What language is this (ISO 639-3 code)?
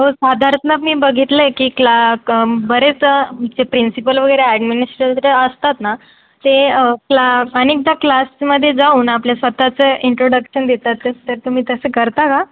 mar